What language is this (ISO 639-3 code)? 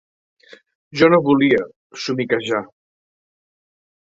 cat